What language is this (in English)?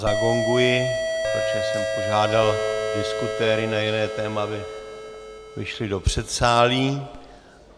Czech